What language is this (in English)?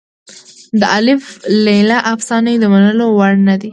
Pashto